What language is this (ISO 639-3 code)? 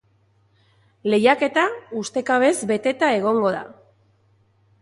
eus